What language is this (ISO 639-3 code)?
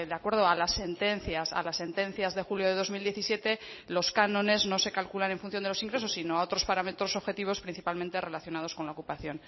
spa